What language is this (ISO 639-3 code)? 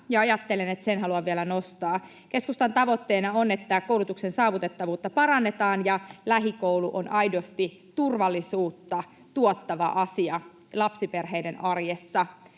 fin